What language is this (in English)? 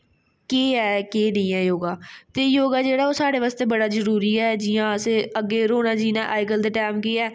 Dogri